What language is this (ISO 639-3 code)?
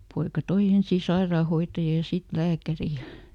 fin